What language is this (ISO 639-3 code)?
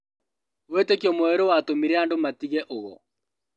kik